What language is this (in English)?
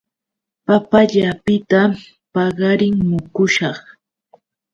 Yauyos Quechua